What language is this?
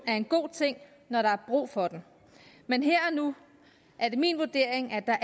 Danish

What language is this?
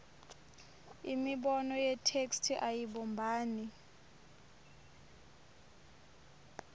Swati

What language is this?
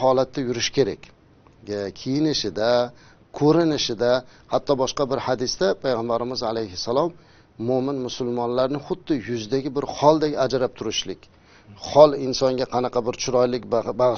Turkish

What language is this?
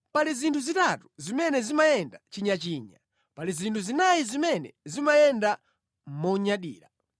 Nyanja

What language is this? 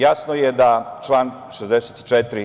Serbian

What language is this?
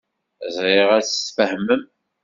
Kabyle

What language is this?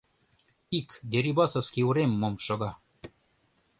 Mari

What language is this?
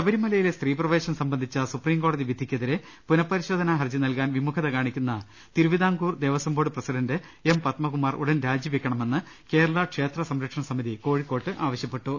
Malayalam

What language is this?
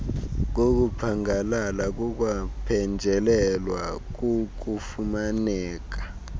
Xhosa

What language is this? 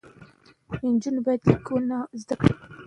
Pashto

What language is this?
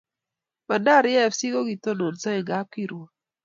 Kalenjin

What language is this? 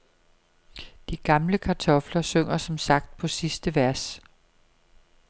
Danish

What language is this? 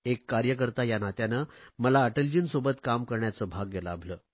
Marathi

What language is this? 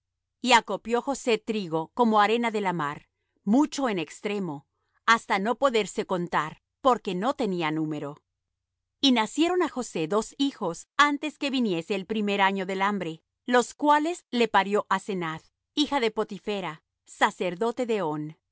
Spanish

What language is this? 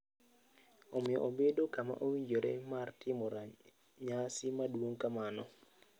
Luo (Kenya and Tanzania)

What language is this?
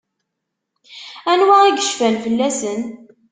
Kabyle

